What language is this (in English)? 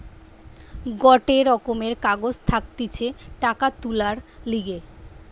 Bangla